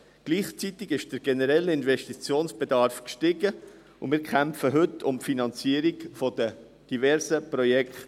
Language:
Swiss German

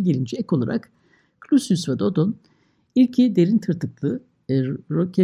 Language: Turkish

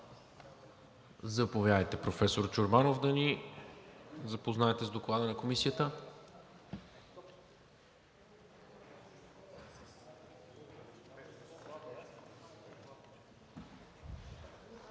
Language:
Bulgarian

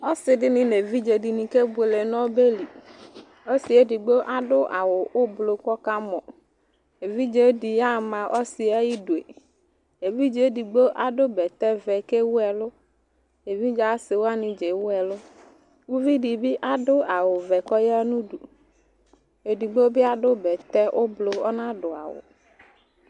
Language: Ikposo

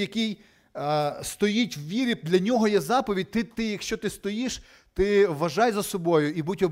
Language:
Ukrainian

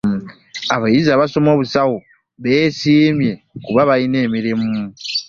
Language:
Ganda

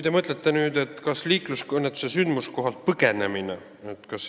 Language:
Estonian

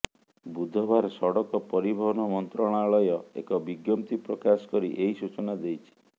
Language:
Odia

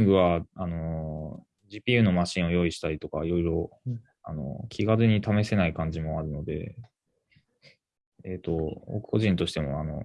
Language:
Japanese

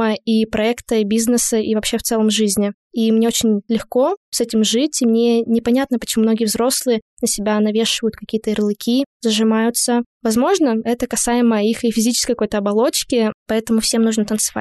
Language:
Russian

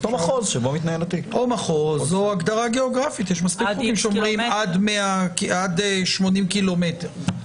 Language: Hebrew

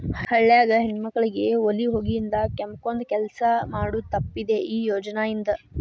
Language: Kannada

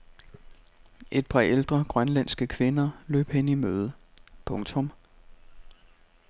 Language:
Danish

